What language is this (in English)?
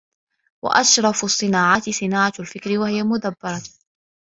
Arabic